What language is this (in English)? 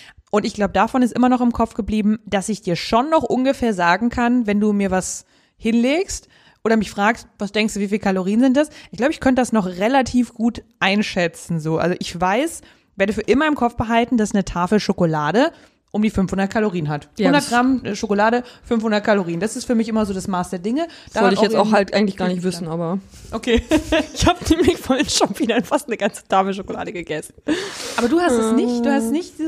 German